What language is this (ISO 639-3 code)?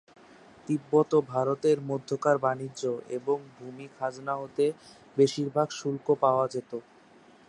ben